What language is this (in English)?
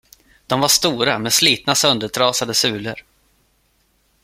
Swedish